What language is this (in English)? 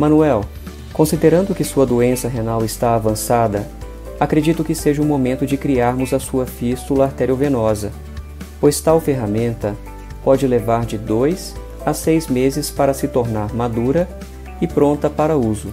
Portuguese